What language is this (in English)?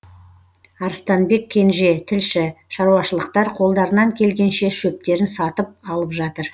Kazakh